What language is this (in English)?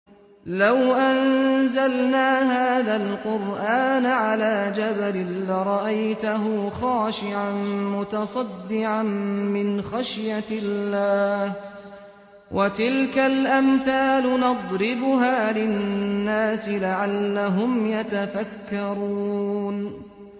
Arabic